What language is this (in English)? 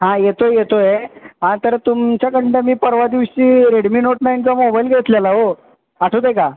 Marathi